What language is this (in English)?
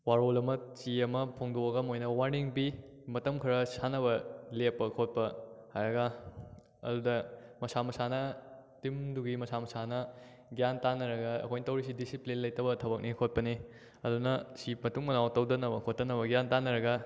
Manipuri